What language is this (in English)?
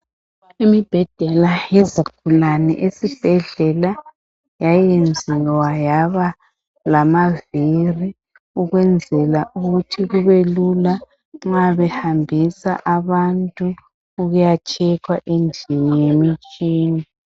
North Ndebele